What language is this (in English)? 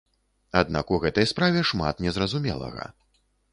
Belarusian